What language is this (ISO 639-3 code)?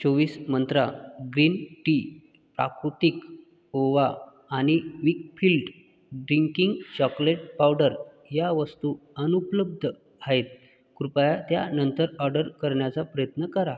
mar